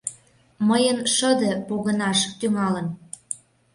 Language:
Mari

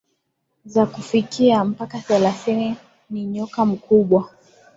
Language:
Swahili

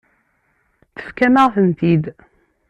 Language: Kabyle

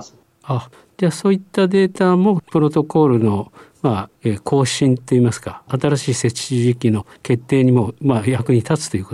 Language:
Japanese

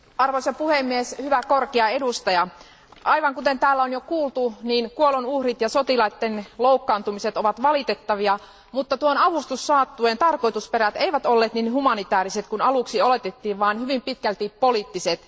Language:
Finnish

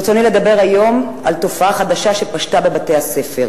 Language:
Hebrew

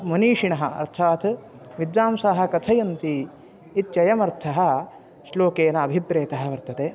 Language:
Sanskrit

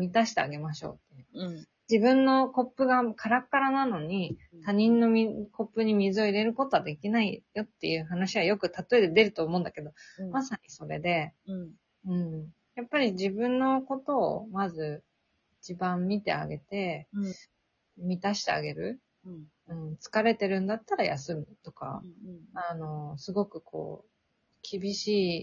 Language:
Japanese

